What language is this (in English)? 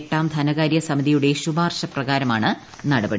Malayalam